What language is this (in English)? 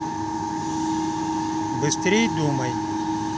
Russian